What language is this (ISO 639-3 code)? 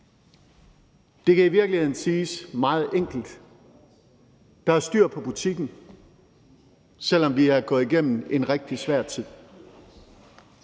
dan